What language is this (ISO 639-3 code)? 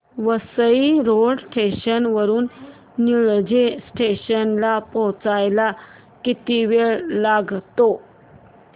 mar